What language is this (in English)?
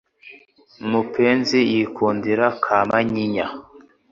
Kinyarwanda